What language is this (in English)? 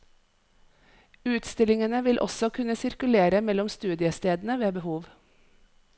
Norwegian